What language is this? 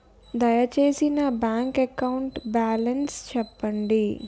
Telugu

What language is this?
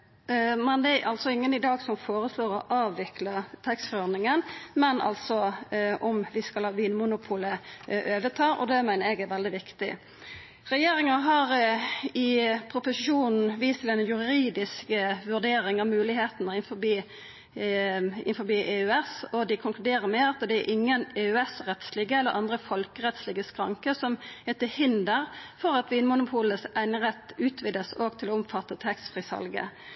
Norwegian Nynorsk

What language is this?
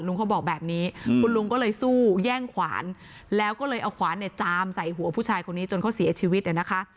Thai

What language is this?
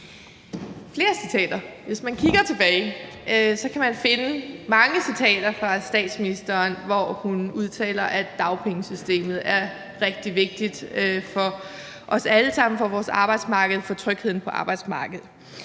Danish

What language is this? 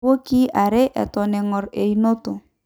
Masai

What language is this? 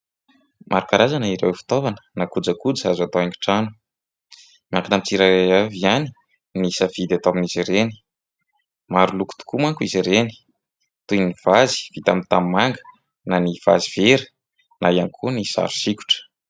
Malagasy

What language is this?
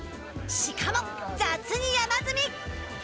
Japanese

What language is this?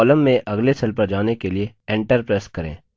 Hindi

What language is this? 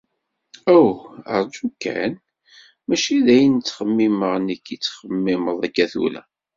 Kabyle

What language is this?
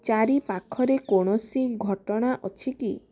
Odia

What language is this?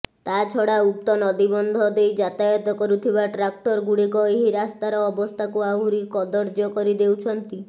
Odia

